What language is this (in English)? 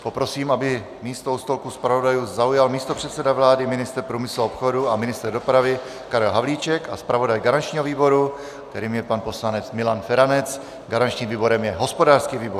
Czech